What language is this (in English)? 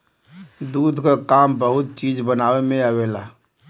Bhojpuri